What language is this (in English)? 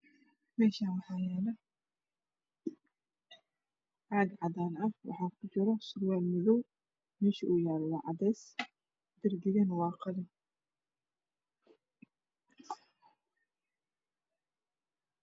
Somali